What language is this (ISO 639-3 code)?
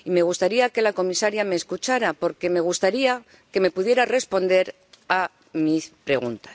spa